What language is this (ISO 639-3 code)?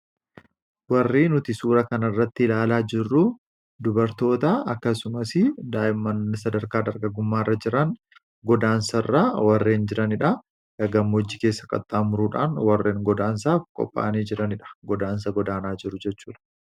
orm